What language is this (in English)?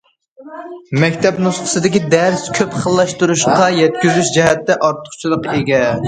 Uyghur